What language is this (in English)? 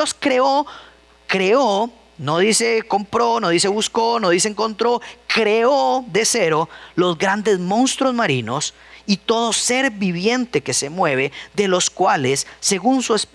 Spanish